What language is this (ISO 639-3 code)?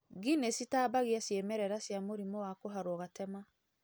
kik